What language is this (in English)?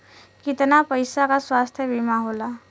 Bhojpuri